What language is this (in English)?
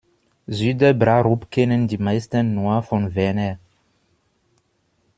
German